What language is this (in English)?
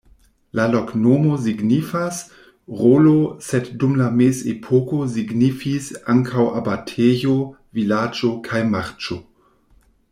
Esperanto